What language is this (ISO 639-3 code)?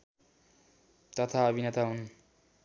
nep